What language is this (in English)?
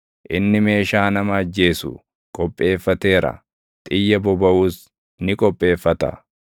Oromo